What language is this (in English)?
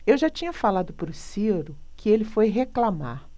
Portuguese